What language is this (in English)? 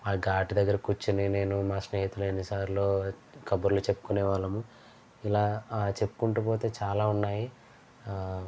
Telugu